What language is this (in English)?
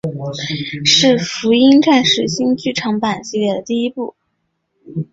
Chinese